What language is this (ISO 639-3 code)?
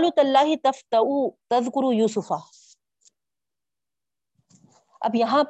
urd